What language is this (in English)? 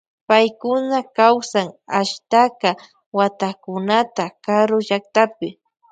Loja Highland Quichua